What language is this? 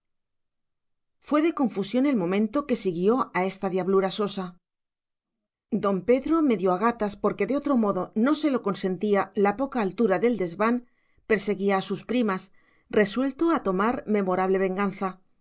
Spanish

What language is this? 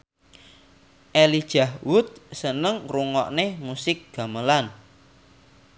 Javanese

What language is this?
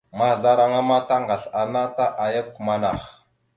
Mada (Cameroon)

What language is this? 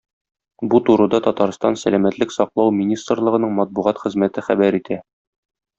Tatar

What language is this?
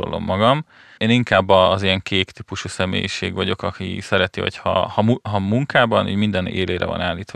Hungarian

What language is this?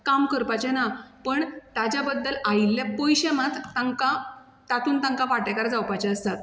Konkani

